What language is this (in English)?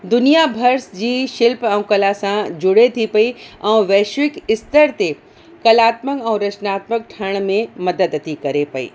Sindhi